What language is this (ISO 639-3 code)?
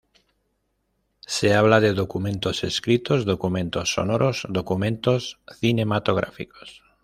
spa